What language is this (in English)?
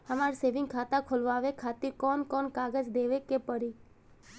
Bhojpuri